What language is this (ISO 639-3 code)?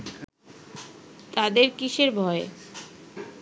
ben